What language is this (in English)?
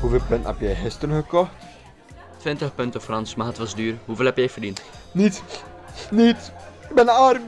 Dutch